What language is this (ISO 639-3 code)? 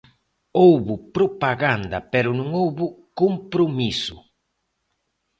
glg